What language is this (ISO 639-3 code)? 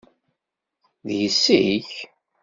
kab